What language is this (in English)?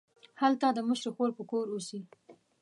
Pashto